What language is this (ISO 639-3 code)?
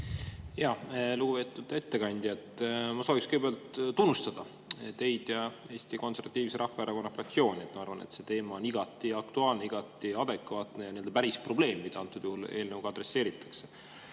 est